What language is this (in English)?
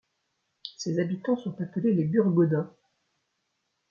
French